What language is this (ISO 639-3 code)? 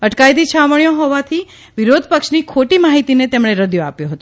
guj